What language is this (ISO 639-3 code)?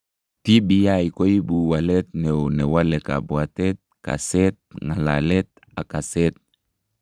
kln